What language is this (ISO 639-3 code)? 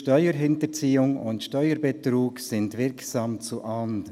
gsw